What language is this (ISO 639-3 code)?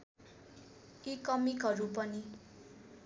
nep